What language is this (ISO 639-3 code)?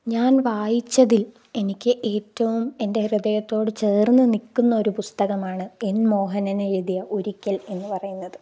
mal